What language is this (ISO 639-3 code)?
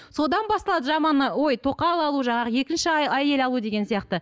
kaz